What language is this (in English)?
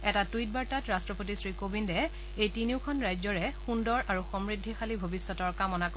Assamese